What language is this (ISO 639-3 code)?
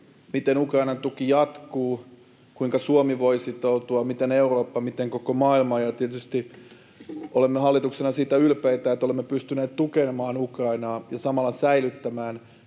fin